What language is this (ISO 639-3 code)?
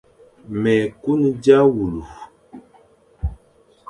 fan